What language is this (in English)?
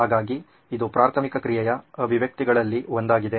Kannada